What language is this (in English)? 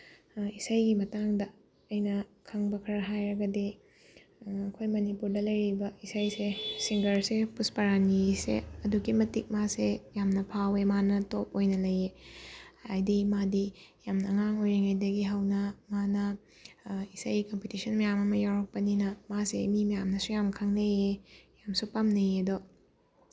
Manipuri